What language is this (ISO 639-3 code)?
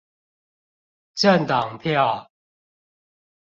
zho